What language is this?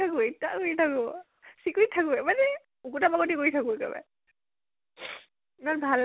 Assamese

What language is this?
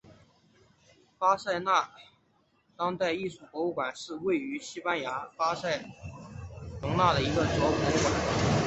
Chinese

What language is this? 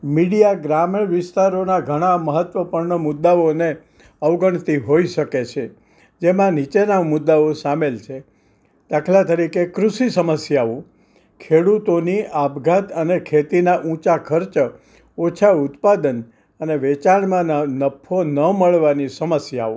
Gujarati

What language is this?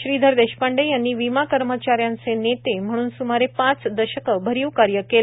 Marathi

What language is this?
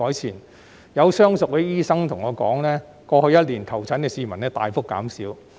Cantonese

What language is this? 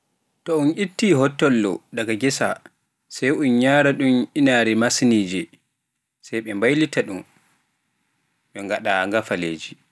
Pular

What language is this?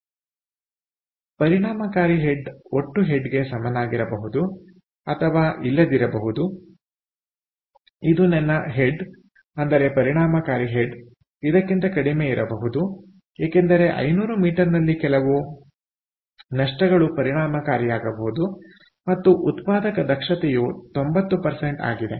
Kannada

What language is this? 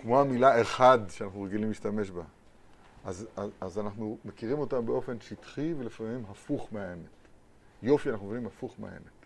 Hebrew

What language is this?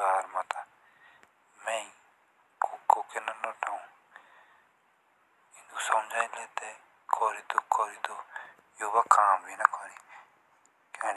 Jaunsari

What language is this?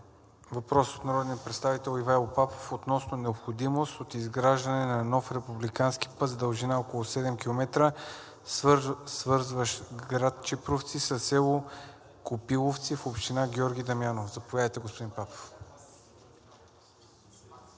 Bulgarian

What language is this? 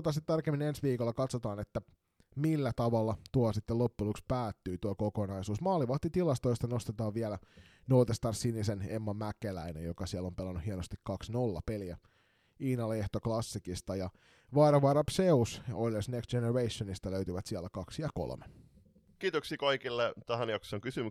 Finnish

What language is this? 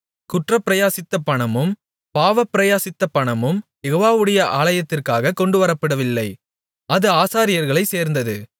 Tamil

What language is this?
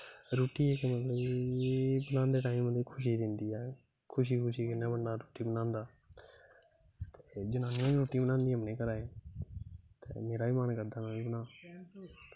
Dogri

